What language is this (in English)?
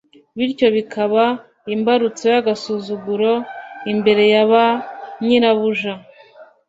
Kinyarwanda